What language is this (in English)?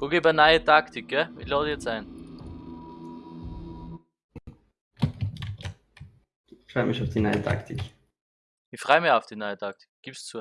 German